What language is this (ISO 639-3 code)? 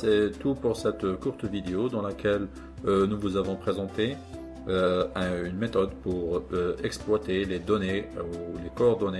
fra